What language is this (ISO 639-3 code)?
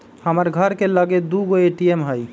mag